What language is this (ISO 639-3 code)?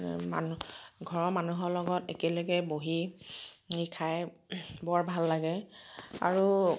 asm